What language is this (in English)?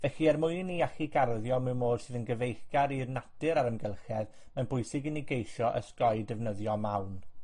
Welsh